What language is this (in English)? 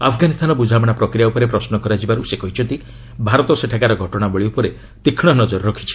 Odia